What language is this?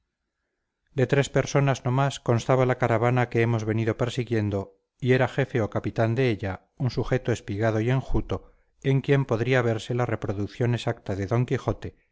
Spanish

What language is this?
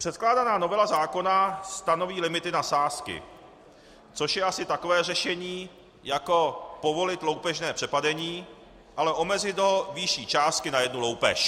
Czech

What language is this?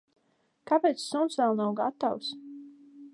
Latvian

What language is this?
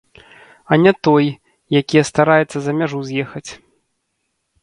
Belarusian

